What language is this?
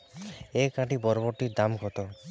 Bangla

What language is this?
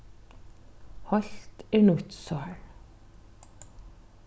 Faroese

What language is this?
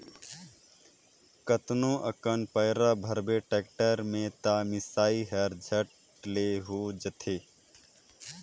Chhattisgarhi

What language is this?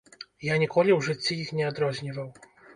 Belarusian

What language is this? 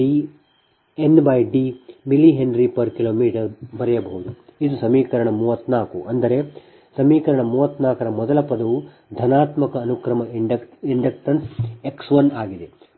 Kannada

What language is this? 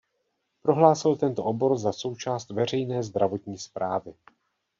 Czech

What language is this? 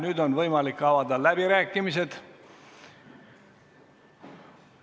Estonian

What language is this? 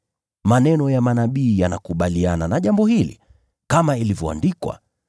Swahili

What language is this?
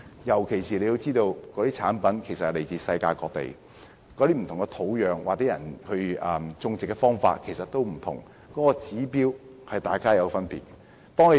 Cantonese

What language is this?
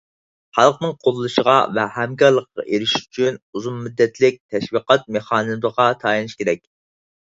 Uyghur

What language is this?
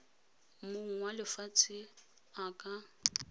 Tswana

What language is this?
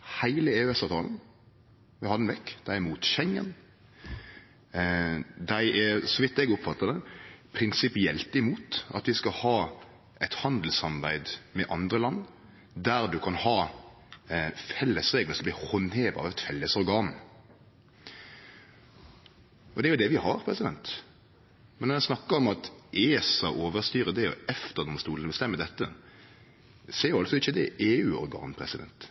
Norwegian Nynorsk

